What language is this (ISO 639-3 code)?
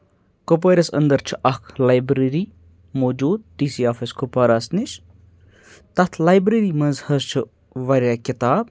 kas